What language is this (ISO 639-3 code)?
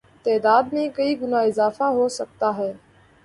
urd